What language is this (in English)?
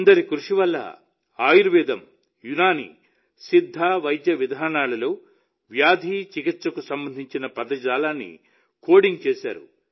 Telugu